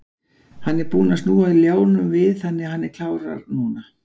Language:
Icelandic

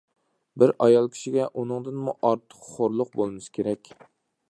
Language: Uyghur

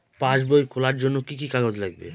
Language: Bangla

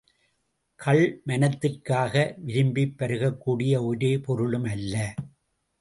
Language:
Tamil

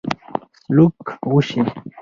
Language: Pashto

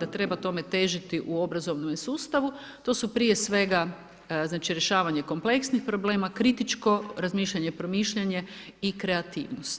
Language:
Croatian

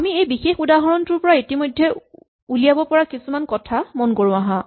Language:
Assamese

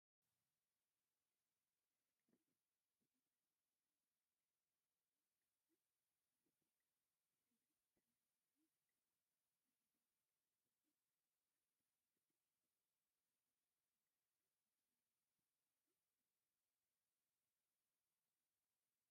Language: Tigrinya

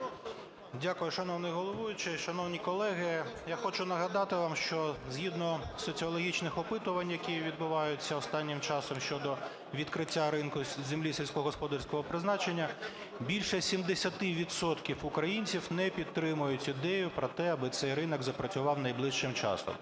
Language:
Ukrainian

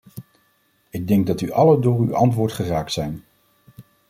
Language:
Dutch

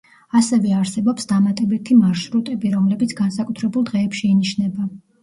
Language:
Georgian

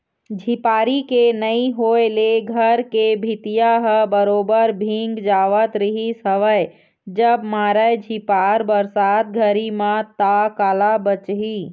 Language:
Chhattisgarhi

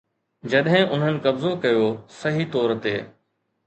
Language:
Sindhi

